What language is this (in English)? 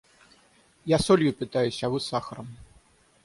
Russian